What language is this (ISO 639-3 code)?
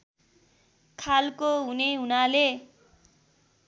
nep